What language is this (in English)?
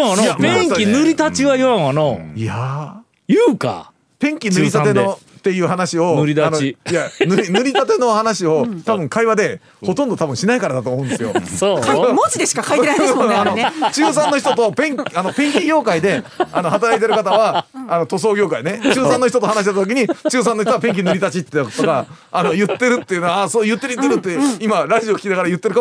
Japanese